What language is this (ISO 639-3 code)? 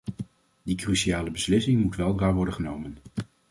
nld